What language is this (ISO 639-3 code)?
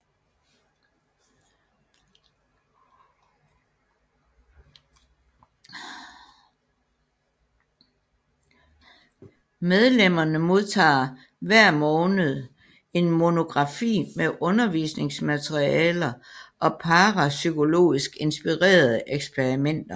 dan